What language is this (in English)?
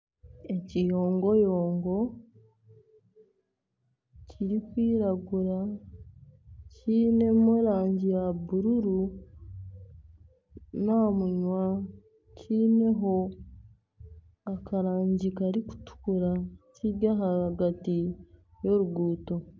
Nyankole